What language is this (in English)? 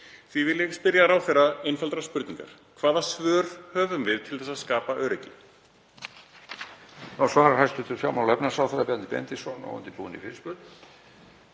Icelandic